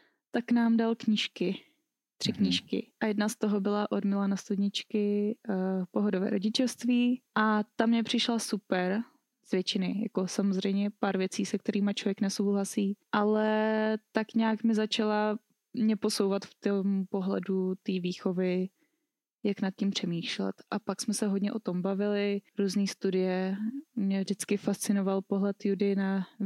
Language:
Czech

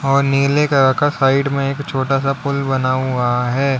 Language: Hindi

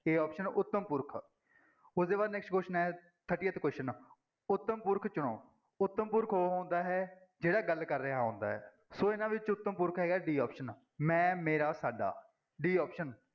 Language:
Punjabi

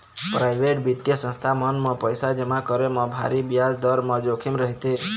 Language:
Chhattisgarhi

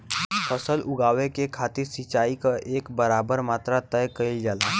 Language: Bhojpuri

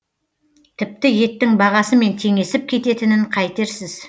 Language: Kazakh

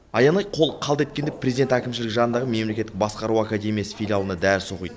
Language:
Kazakh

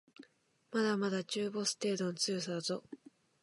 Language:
Japanese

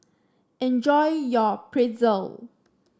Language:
English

